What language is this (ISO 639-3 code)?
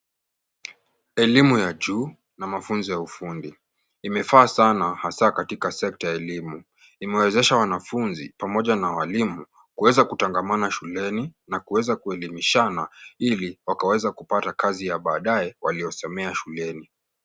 swa